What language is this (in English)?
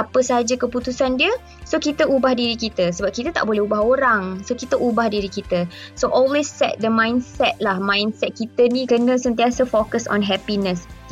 Malay